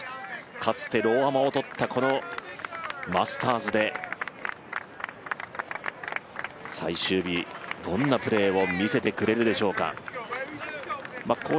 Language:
Japanese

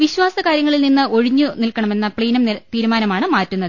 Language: Malayalam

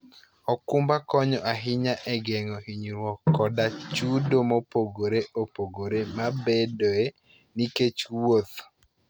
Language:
Luo (Kenya and Tanzania)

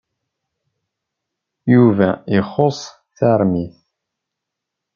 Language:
Kabyle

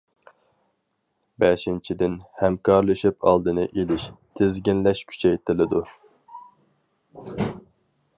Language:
Uyghur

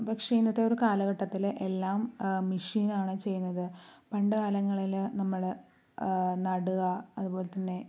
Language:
Malayalam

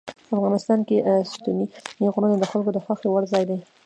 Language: Pashto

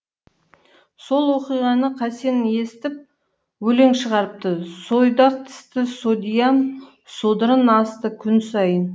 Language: Kazakh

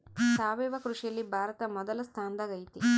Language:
Kannada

